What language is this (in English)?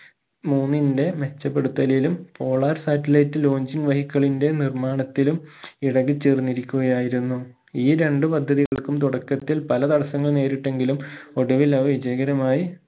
Malayalam